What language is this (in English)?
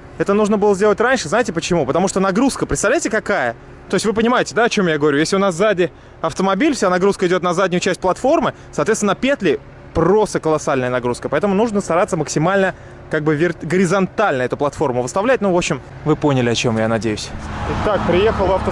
Russian